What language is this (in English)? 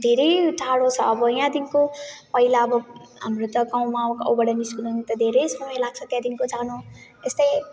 Nepali